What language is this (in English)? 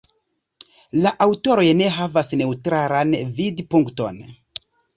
Esperanto